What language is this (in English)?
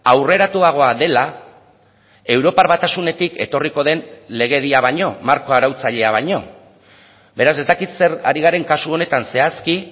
Basque